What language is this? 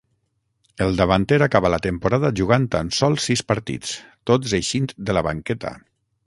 Catalan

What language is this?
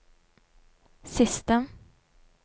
Norwegian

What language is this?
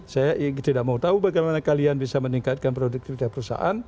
Indonesian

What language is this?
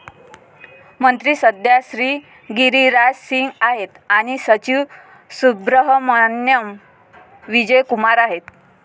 Marathi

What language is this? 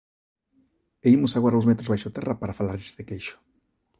Galician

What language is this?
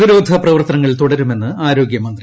Malayalam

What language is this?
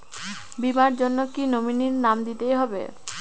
Bangla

